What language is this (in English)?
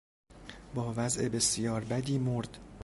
Persian